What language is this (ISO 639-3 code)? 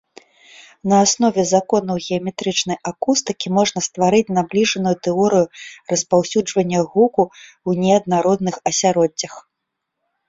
bel